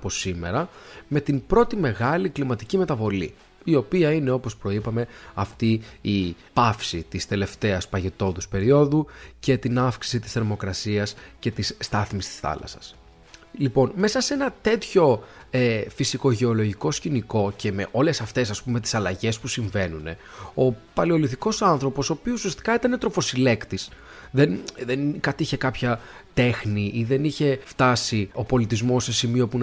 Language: Greek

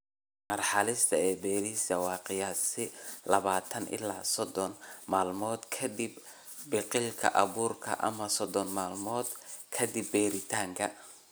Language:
Somali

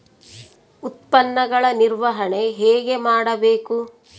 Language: Kannada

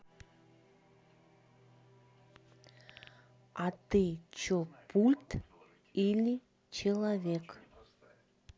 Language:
Russian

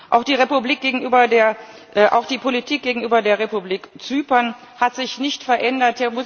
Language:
German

